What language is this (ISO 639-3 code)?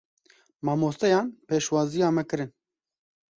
kur